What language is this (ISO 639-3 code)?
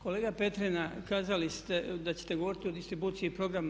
hrv